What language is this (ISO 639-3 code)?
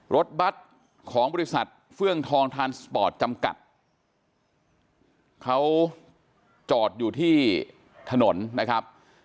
tha